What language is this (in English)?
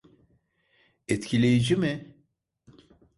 Turkish